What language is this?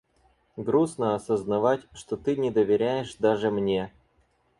Russian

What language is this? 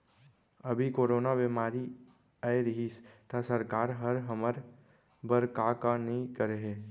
Chhattisgarhi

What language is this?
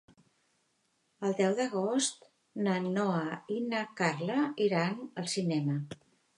Catalan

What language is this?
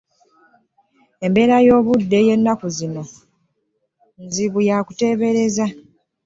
Ganda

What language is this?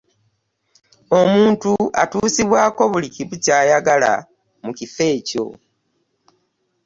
Ganda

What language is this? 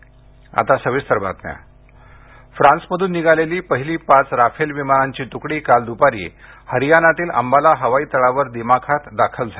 Marathi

